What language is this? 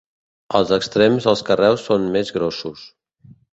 Catalan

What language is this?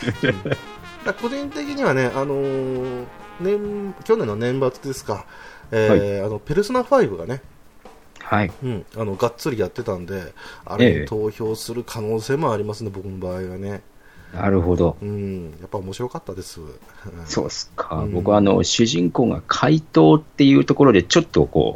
Japanese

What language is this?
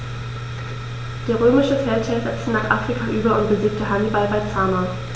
German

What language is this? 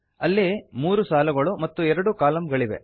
Kannada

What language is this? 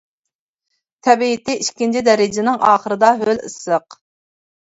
Uyghur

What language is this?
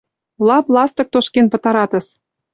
Mari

